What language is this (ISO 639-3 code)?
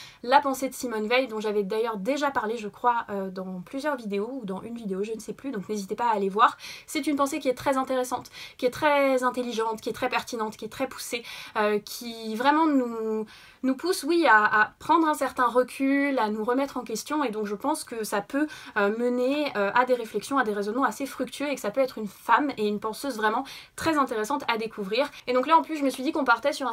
fra